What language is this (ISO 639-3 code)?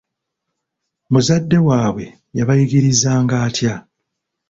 lug